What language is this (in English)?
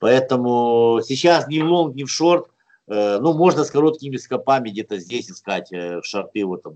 Russian